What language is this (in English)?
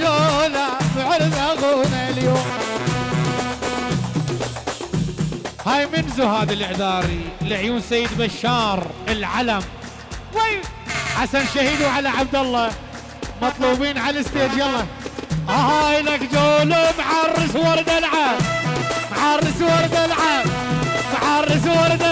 Arabic